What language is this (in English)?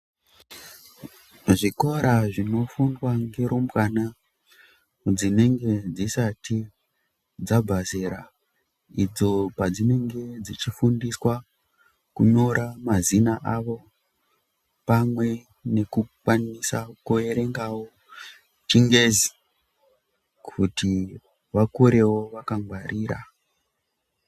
Ndau